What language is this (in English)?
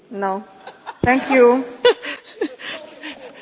German